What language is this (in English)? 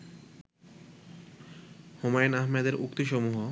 Bangla